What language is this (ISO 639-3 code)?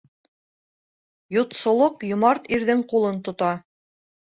bak